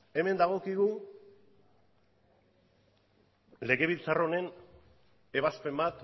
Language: Basque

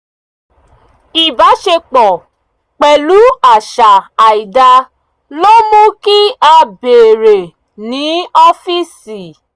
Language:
Yoruba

